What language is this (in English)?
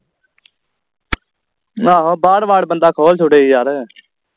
Punjabi